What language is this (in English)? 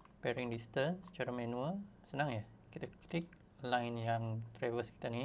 Malay